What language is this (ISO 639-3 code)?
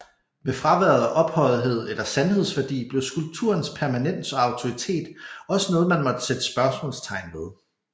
dan